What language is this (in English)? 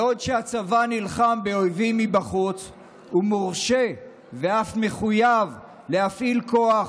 Hebrew